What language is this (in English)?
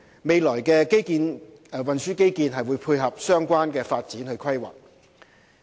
Cantonese